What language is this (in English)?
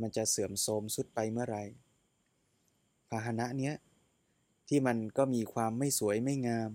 Thai